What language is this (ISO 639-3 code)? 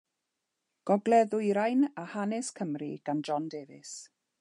cym